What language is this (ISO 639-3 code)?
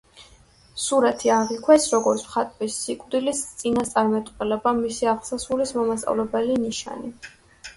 kat